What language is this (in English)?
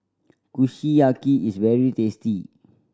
English